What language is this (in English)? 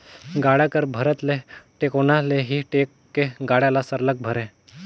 Chhattisgarhi